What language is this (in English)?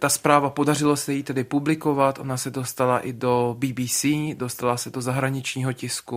Czech